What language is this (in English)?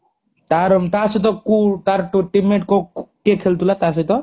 Odia